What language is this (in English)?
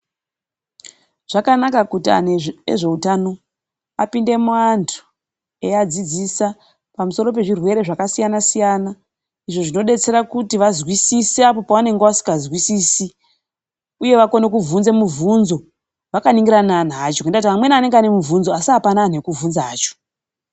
Ndau